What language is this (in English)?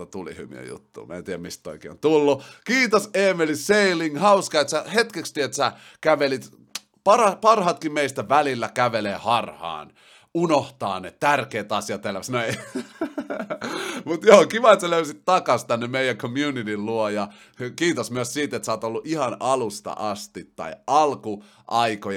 Finnish